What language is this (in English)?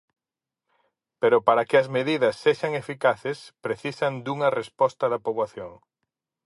Galician